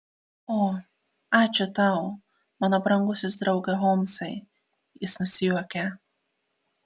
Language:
Lithuanian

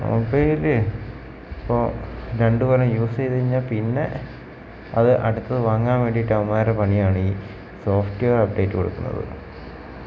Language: Malayalam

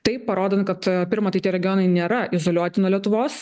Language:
Lithuanian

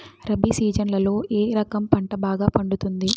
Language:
Telugu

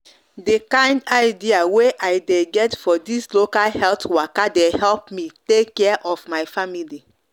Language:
Nigerian Pidgin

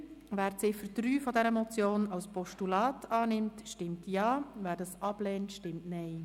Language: Swiss German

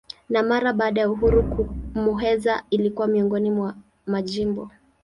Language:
Swahili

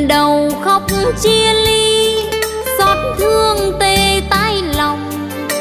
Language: Vietnamese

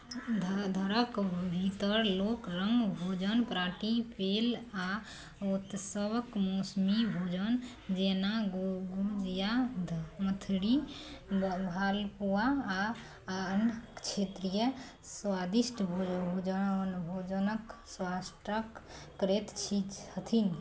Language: Maithili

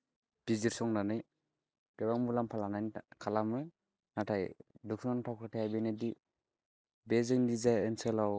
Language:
Bodo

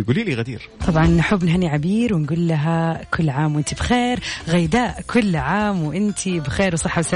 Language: Arabic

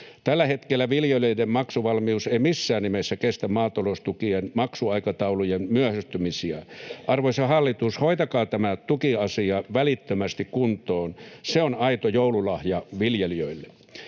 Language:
Finnish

